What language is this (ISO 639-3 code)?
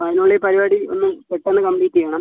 mal